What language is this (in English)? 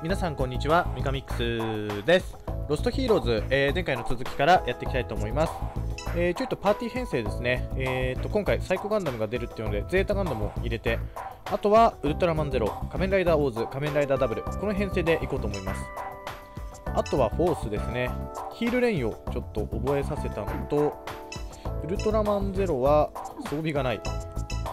Japanese